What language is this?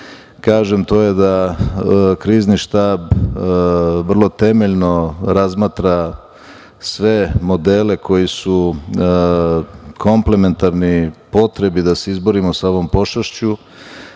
Serbian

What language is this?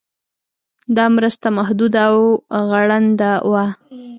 Pashto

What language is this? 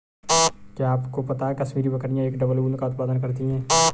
Hindi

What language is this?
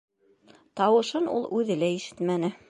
Bashkir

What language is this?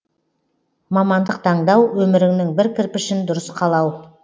Kazakh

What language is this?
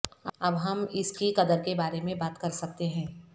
Urdu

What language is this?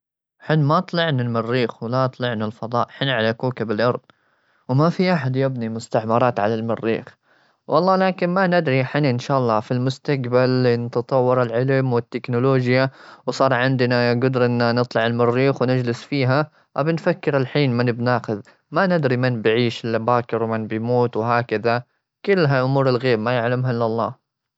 Gulf Arabic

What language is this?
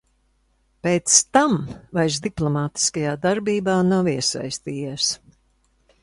Latvian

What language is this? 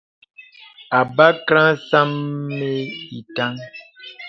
Bebele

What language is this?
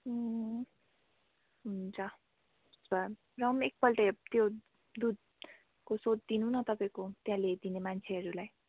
Nepali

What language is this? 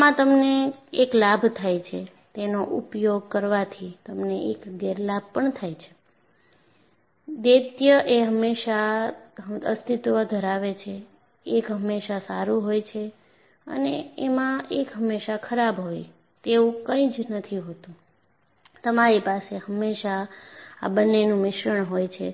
Gujarati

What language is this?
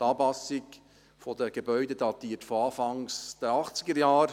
Swiss German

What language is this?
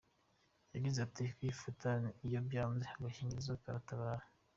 Kinyarwanda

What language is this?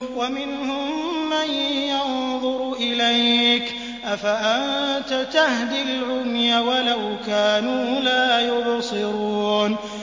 Arabic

